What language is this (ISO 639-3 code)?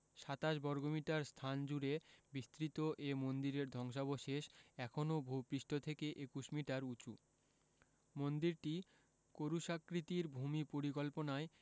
ben